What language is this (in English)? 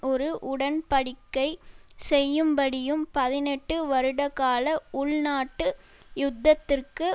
Tamil